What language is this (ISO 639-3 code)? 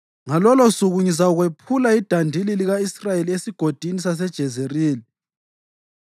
nde